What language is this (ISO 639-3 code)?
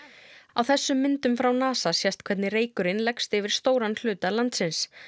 isl